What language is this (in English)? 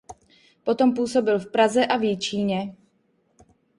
Czech